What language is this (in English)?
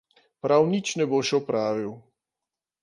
Slovenian